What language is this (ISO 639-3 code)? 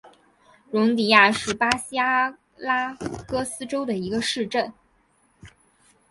zho